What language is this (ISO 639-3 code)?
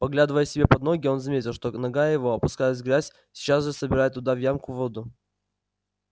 rus